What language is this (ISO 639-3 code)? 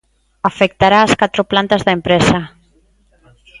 glg